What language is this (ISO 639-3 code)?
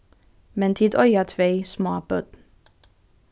fao